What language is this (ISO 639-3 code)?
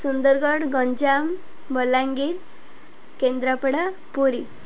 ori